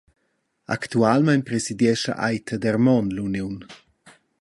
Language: Romansh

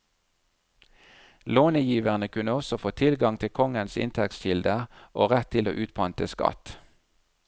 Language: Norwegian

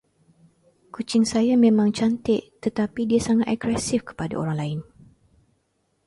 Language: Malay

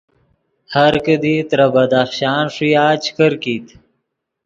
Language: Yidgha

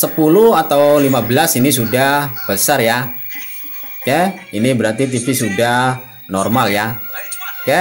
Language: Indonesian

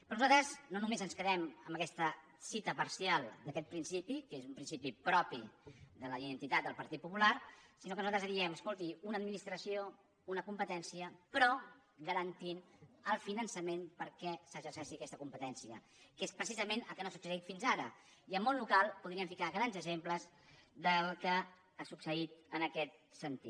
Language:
Catalan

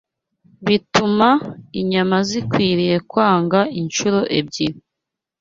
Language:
Kinyarwanda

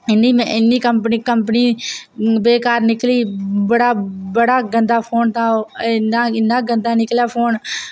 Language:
Dogri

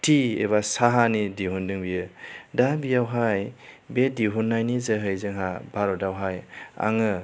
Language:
Bodo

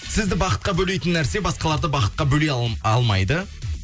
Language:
Kazakh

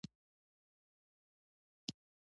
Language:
Pashto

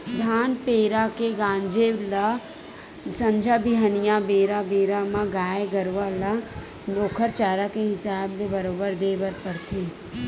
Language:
Chhattisgarhi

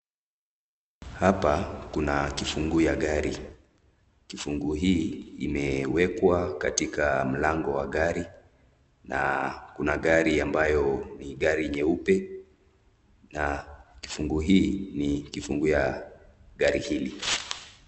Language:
Swahili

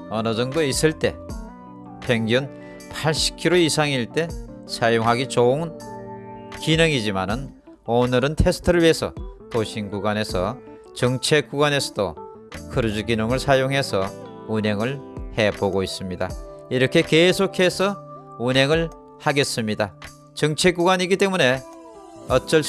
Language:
Korean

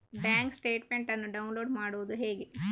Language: Kannada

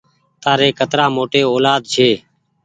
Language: Goaria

